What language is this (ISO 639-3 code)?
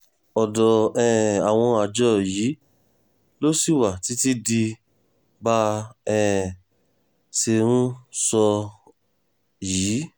yor